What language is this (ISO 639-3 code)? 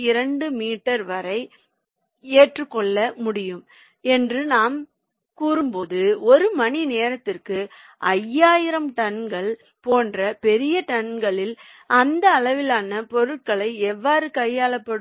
tam